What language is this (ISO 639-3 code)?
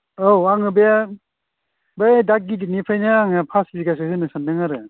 brx